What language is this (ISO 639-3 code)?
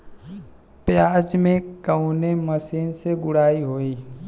bho